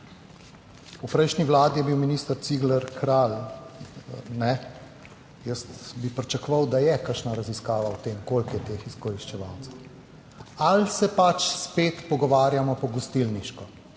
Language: Slovenian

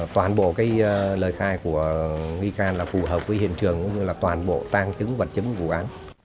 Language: Vietnamese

